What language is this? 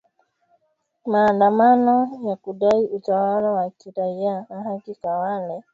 Swahili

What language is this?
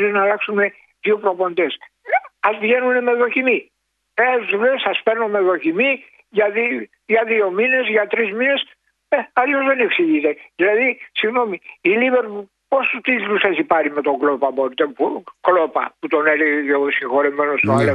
Greek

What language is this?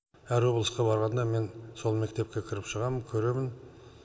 Kazakh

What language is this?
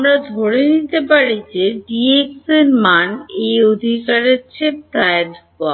Bangla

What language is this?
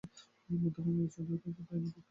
Bangla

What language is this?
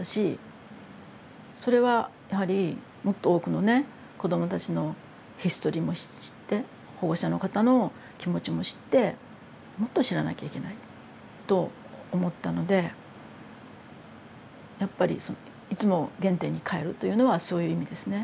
Japanese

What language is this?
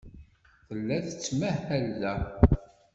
Kabyle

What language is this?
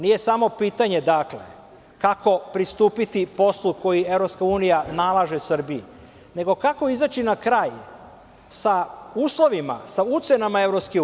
Serbian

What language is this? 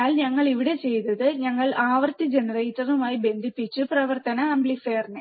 Malayalam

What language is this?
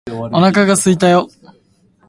Japanese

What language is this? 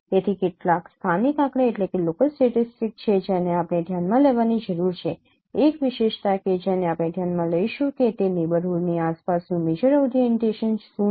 Gujarati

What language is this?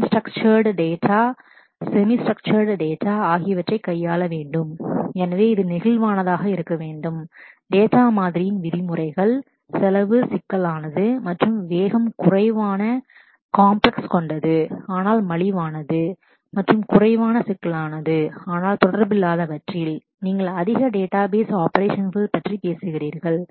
Tamil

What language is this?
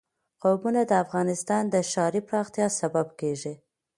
Pashto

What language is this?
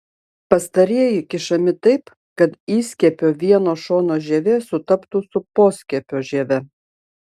Lithuanian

